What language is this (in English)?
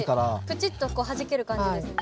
Japanese